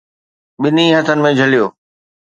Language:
Sindhi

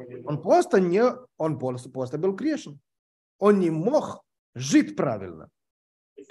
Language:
Russian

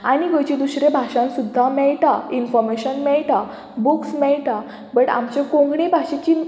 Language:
Konkani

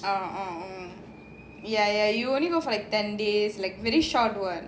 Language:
English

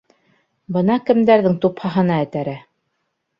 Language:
Bashkir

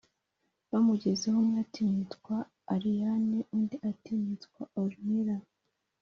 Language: Kinyarwanda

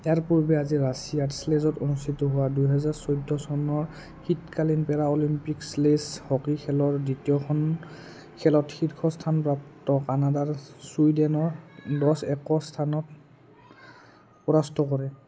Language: Assamese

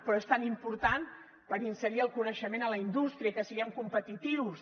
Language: Catalan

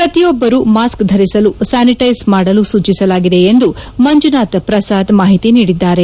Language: Kannada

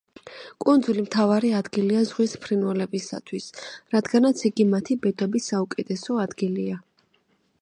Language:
Georgian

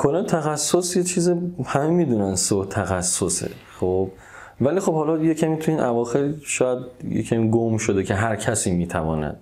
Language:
Persian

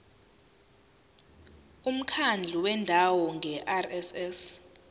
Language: Zulu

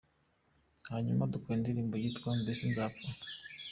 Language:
Kinyarwanda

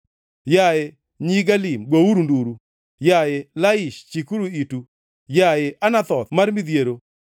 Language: Luo (Kenya and Tanzania)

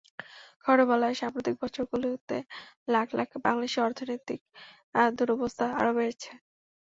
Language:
Bangla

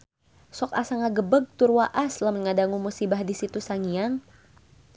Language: Sundanese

